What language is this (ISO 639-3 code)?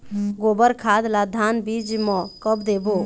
hne